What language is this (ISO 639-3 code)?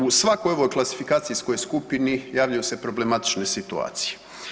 hrv